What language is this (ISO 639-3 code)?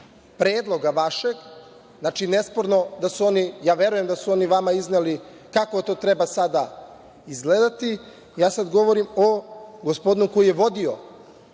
srp